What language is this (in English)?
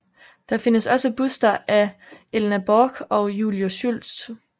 Danish